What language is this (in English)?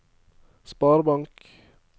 Norwegian